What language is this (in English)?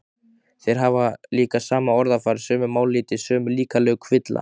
Icelandic